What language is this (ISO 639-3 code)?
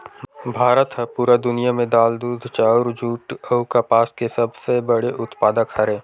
hne